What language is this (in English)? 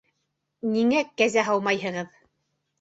Bashkir